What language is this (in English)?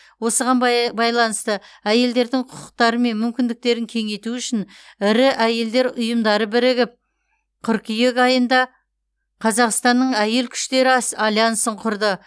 Kazakh